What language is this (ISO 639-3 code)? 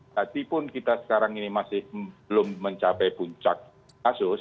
ind